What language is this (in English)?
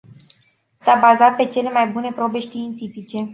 Romanian